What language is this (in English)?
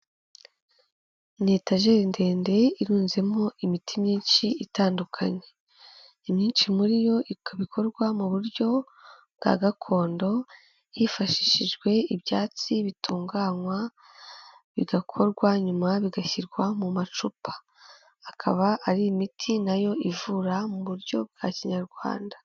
Kinyarwanda